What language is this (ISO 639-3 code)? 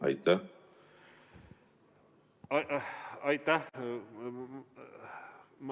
est